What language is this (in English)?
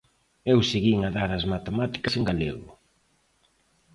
Galician